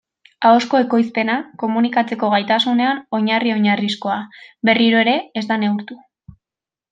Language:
Basque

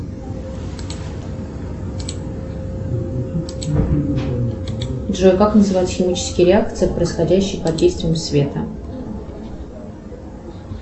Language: Russian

